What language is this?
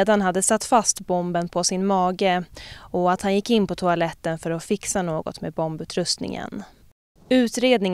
Swedish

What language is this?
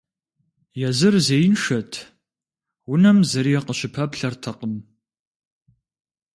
Kabardian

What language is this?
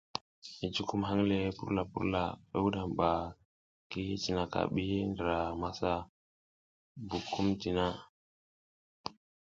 South Giziga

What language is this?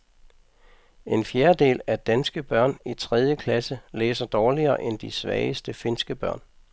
Danish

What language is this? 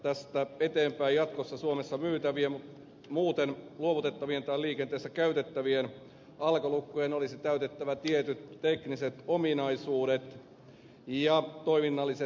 Finnish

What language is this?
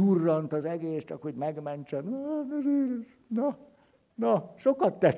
Hungarian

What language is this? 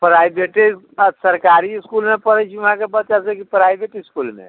Maithili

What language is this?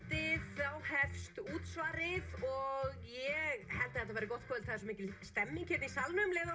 Icelandic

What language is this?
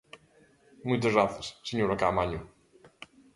Galician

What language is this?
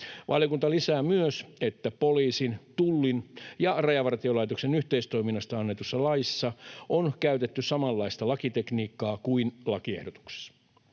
Finnish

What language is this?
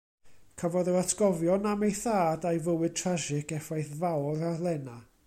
Welsh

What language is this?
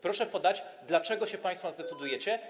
Polish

